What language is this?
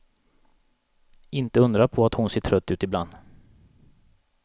Swedish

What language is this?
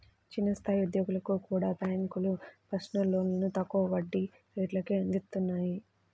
Telugu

